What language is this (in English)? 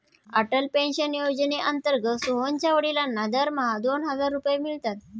Marathi